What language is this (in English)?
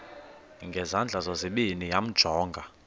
Xhosa